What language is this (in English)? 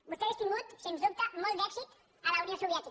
Catalan